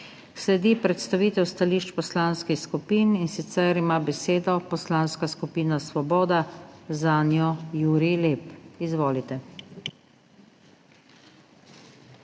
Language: Slovenian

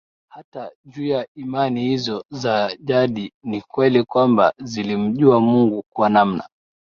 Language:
Swahili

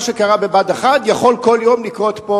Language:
Hebrew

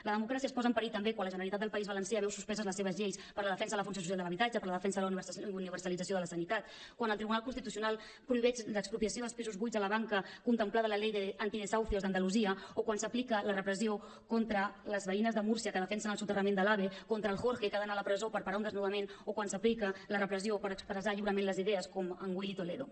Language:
Catalan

